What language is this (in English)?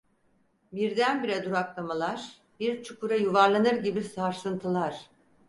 Turkish